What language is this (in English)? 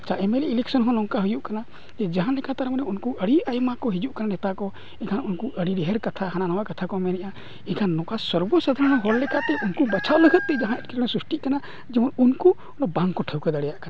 Santali